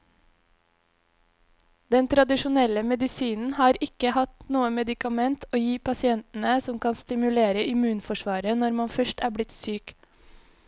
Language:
Norwegian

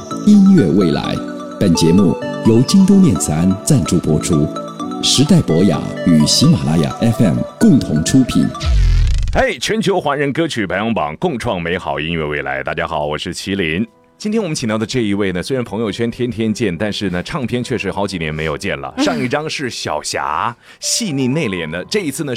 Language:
Chinese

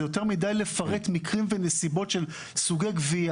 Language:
Hebrew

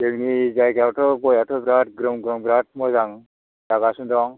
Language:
Bodo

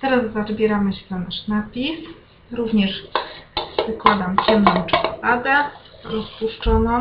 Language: Polish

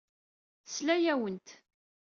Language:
Kabyle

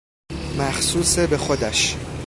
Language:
Persian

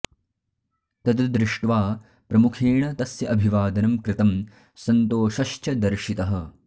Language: Sanskrit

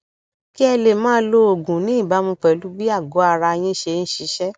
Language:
Yoruba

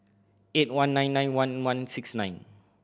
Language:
English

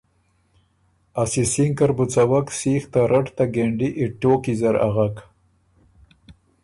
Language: Ormuri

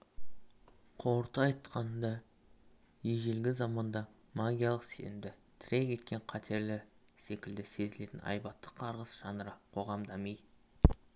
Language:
Kazakh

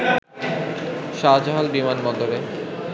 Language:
Bangla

